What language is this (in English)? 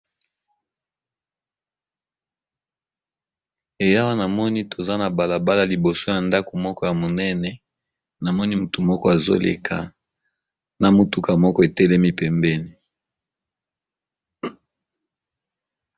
Lingala